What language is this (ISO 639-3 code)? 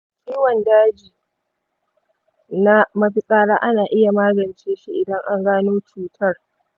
hau